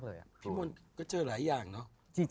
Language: Thai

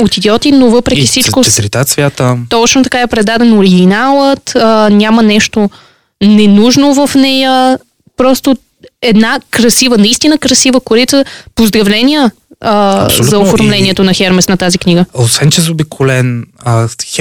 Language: Bulgarian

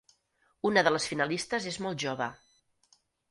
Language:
Catalan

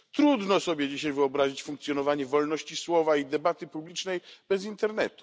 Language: Polish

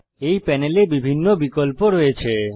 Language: Bangla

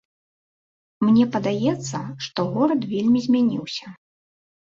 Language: Belarusian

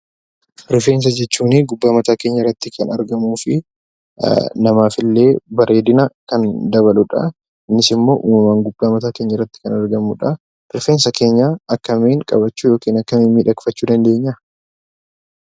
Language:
Oromo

